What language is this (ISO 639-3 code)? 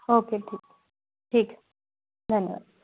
hin